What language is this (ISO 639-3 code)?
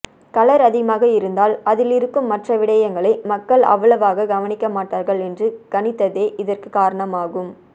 tam